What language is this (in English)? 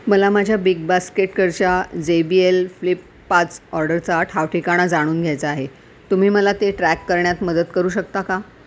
Marathi